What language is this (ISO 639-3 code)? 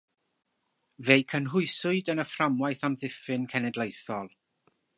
cym